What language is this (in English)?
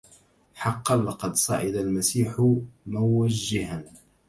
Arabic